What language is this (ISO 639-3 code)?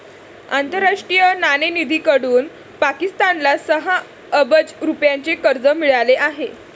mar